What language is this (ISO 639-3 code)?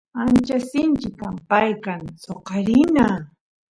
qus